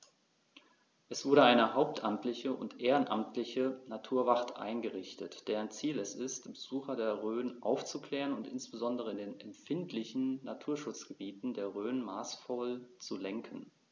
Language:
German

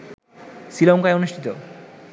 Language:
Bangla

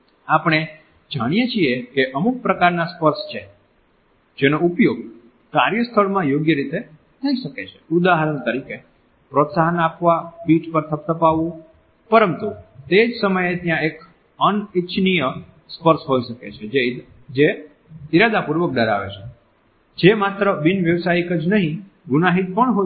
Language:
Gujarati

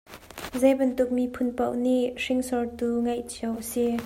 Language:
Hakha Chin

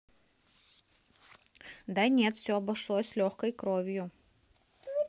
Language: Russian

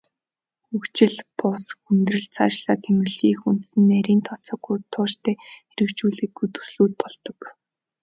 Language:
Mongolian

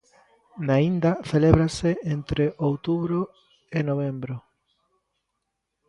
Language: Galician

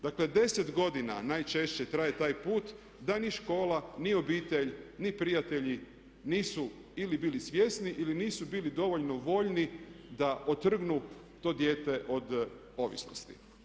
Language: Croatian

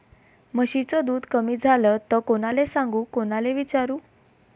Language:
Marathi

